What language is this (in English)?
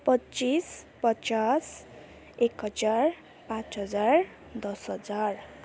Nepali